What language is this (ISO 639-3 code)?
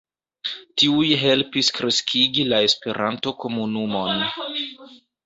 epo